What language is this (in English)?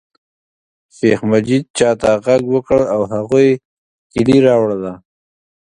Pashto